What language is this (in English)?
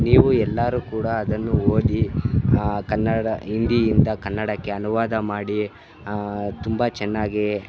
Kannada